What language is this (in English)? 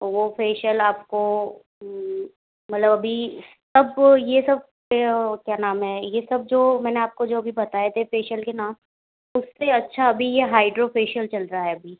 Hindi